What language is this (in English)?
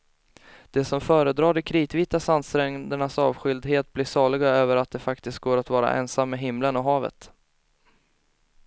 Swedish